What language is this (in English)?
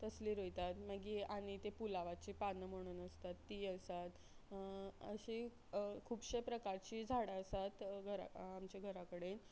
Konkani